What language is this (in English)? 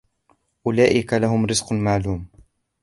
Arabic